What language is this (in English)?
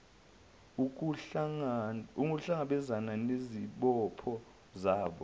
Zulu